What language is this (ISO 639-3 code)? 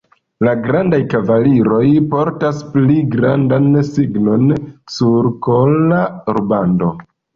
epo